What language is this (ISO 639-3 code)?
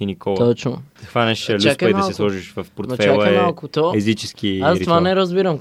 bul